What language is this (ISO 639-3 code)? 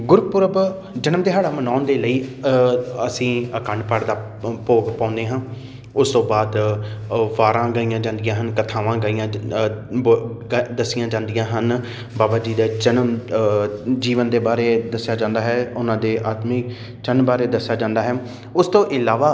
pan